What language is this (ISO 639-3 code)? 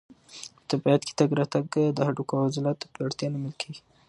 pus